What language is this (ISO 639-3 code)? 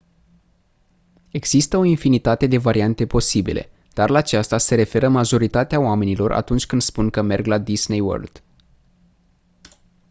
ron